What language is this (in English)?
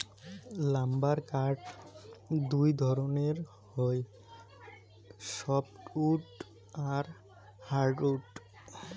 Bangla